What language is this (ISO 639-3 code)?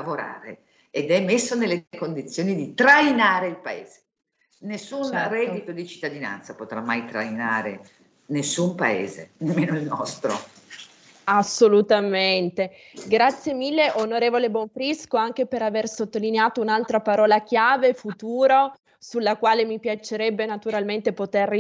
ita